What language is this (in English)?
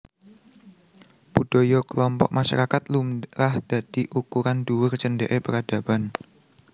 Javanese